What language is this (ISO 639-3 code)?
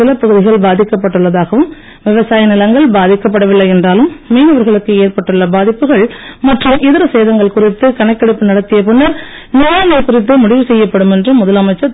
tam